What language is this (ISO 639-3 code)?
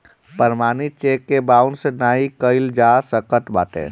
bho